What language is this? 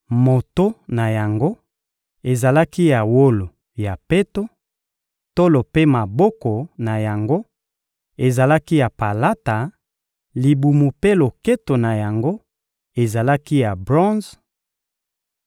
Lingala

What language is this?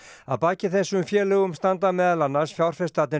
Icelandic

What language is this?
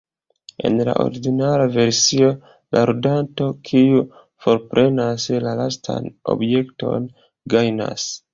Esperanto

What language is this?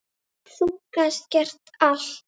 Icelandic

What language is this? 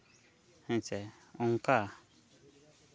Santali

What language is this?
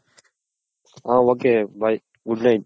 Kannada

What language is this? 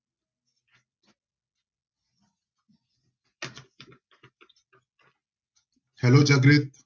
Punjabi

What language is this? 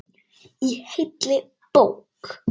Icelandic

